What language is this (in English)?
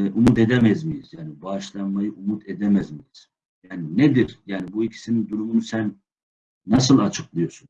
Turkish